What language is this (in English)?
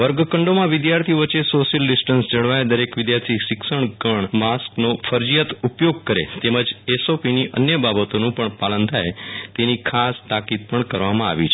Gujarati